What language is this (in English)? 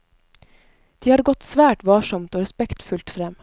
Norwegian